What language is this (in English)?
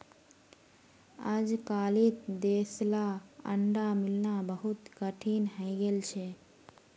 Magahi